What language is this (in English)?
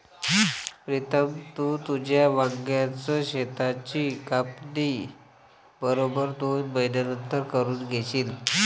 Marathi